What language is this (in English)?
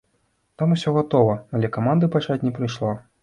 Belarusian